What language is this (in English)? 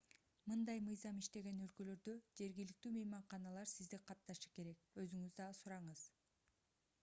Kyrgyz